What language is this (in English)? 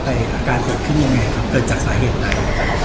Thai